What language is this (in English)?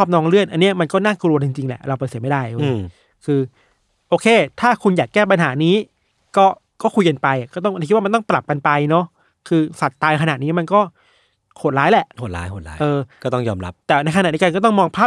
Thai